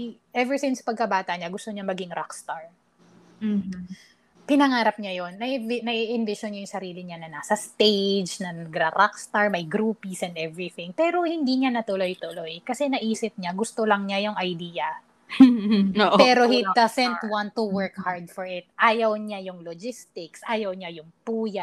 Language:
Filipino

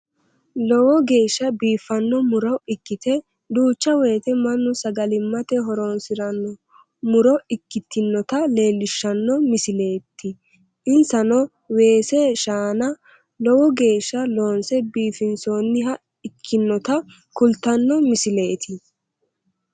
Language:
Sidamo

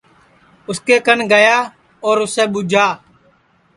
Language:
Sansi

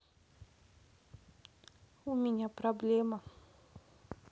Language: Russian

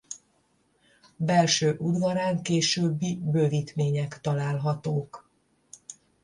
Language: Hungarian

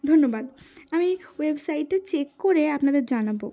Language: Bangla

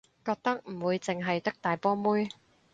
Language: Cantonese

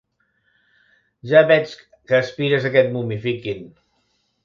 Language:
Catalan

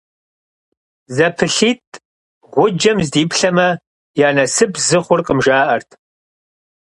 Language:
Kabardian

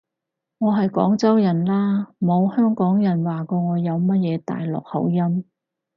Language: Cantonese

